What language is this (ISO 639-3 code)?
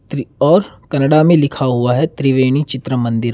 hin